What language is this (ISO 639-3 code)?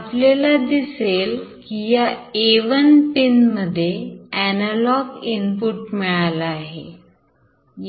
mar